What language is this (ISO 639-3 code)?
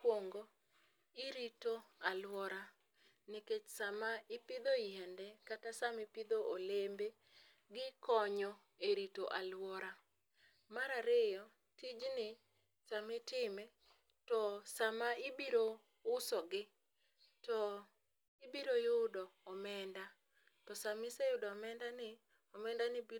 luo